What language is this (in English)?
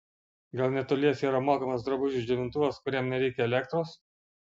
Lithuanian